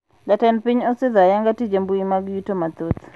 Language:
Luo (Kenya and Tanzania)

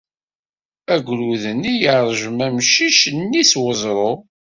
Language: Kabyle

